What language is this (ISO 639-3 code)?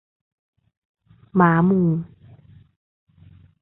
tha